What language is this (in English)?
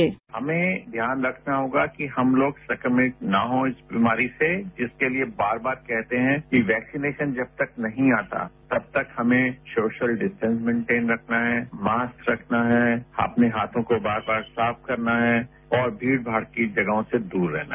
Hindi